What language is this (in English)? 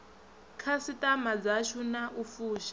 Venda